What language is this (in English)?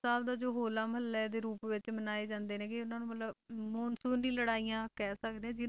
Punjabi